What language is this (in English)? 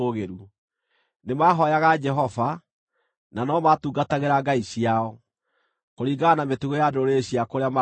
Kikuyu